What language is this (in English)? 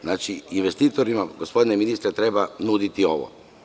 Serbian